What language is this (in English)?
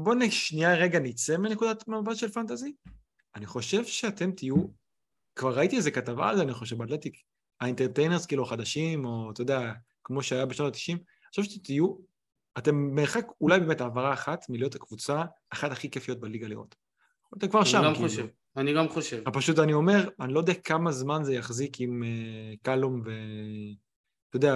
Hebrew